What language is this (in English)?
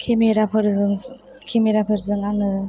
Bodo